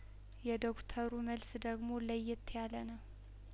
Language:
Amharic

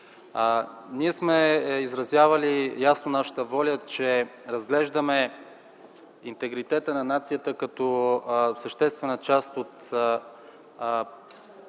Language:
Bulgarian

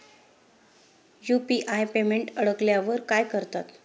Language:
Marathi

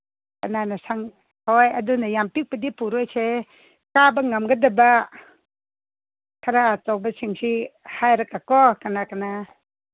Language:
Manipuri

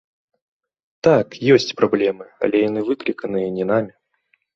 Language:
Belarusian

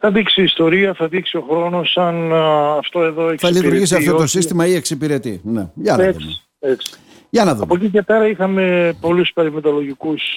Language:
Greek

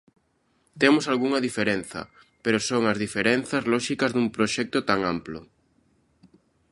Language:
Galician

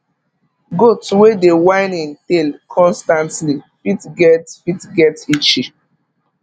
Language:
Nigerian Pidgin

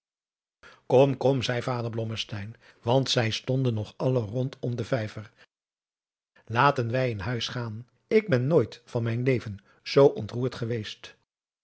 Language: Dutch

